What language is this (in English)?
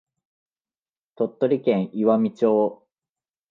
Japanese